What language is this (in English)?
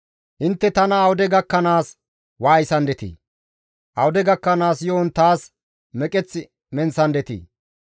Gamo